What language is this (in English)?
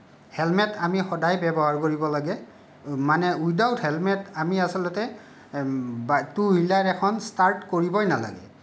Assamese